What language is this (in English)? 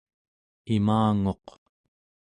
Central Yupik